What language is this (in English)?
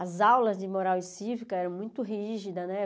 Portuguese